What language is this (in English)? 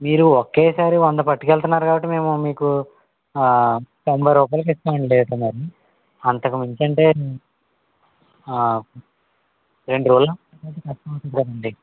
Telugu